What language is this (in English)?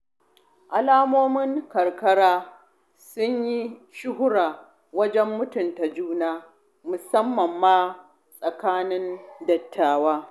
Hausa